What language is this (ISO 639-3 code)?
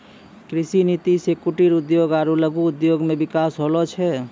mai